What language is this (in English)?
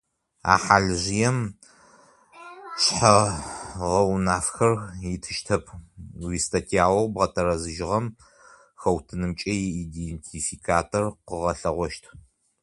Adyghe